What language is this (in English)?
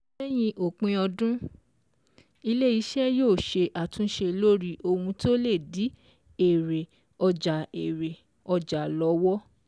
Yoruba